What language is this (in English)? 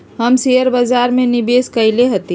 Magahi